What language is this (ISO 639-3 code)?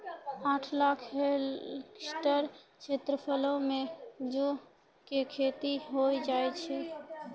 mai